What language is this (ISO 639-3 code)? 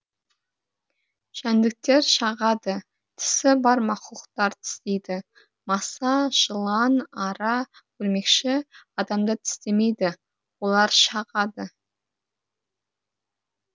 kaz